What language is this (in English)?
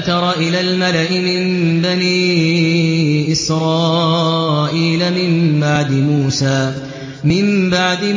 Arabic